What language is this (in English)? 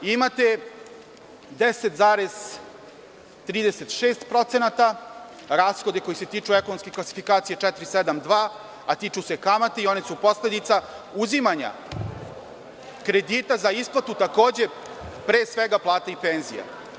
Serbian